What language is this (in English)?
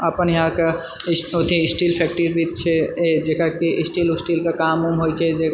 Maithili